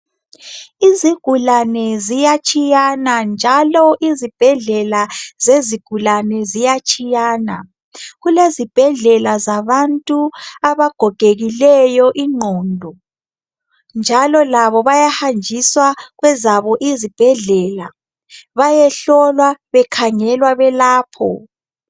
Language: North Ndebele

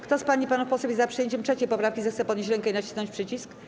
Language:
Polish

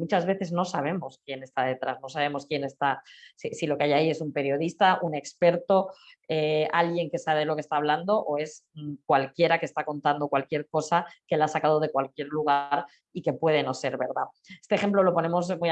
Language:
Spanish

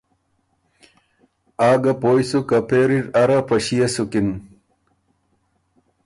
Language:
Ormuri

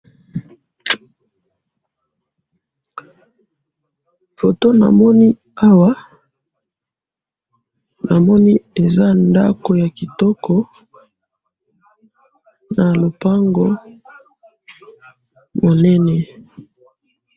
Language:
Lingala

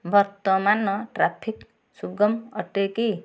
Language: Odia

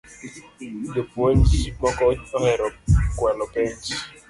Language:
Luo (Kenya and Tanzania)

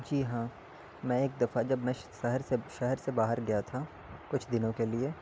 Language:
Urdu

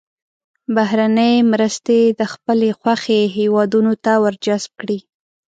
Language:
Pashto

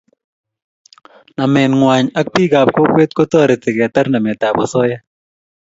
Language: Kalenjin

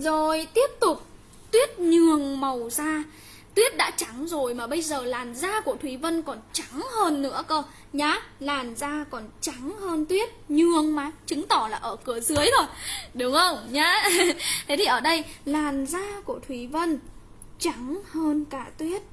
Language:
Vietnamese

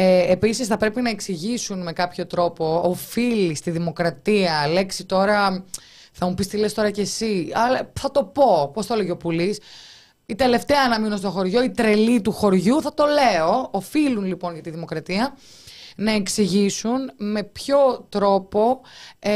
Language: Greek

